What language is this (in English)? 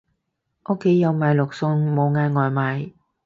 Cantonese